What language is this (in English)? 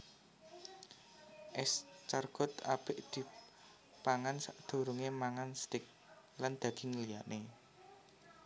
Javanese